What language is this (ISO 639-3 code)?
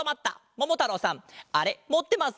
jpn